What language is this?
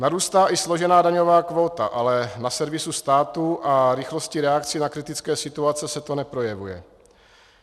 Czech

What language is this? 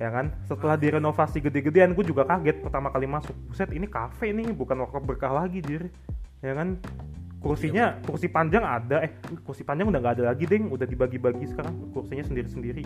Indonesian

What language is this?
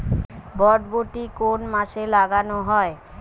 Bangla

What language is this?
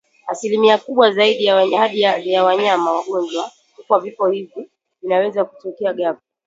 Swahili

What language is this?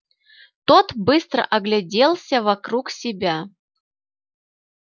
Russian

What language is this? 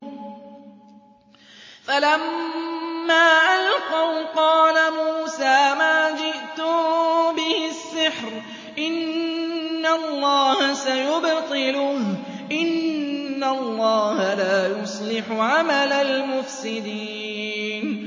Arabic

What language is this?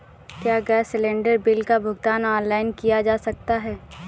Hindi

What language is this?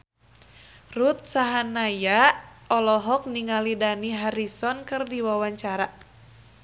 Sundanese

